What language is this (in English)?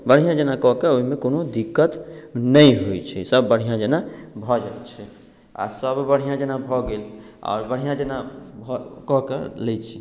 Maithili